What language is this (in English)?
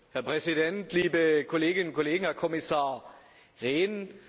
German